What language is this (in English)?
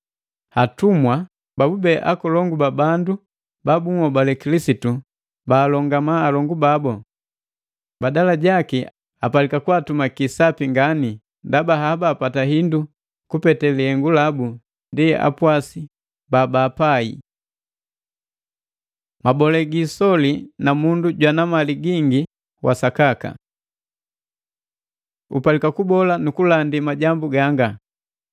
Matengo